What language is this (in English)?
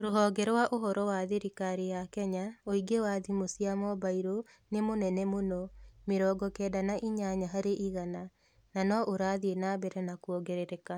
Kikuyu